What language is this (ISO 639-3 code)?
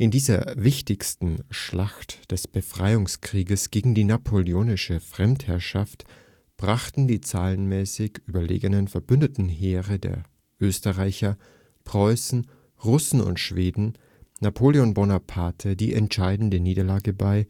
deu